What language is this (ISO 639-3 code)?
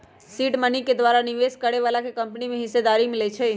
mag